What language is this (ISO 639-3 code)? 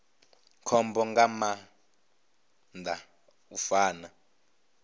ven